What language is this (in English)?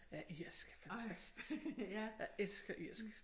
Danish